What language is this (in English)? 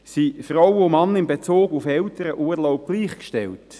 Swiss German